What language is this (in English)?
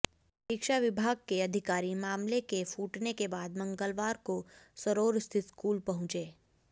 Hindi